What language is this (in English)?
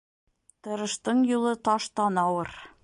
Bashkir